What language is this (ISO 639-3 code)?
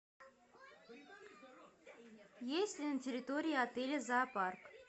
rus